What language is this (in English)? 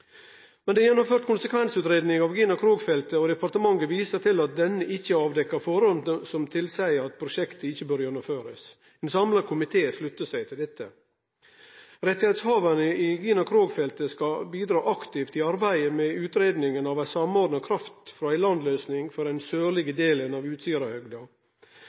Norwegian Nynorsk